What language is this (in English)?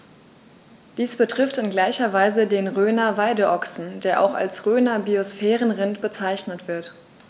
German